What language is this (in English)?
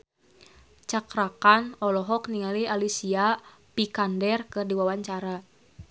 Sundanese